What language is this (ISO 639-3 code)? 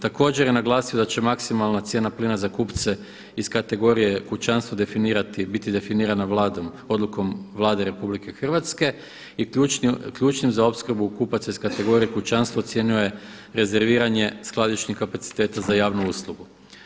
hrv